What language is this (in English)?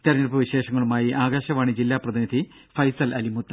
Malayalam